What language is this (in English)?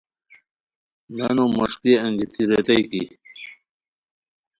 Khowar